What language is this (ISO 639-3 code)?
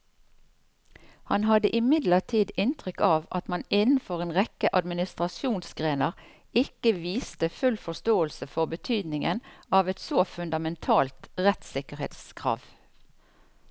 nor